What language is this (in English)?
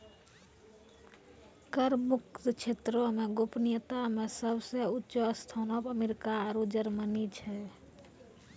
Maithili